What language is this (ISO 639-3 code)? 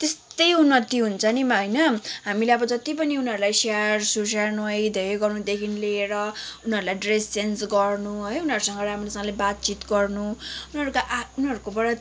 nep